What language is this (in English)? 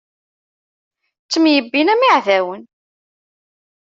Kabyle